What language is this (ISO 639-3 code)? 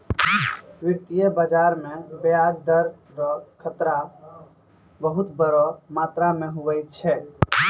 mai